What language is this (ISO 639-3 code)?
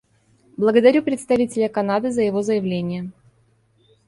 rus